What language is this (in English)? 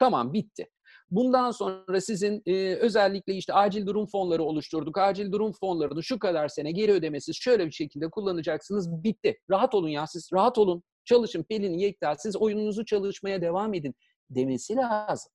Turkish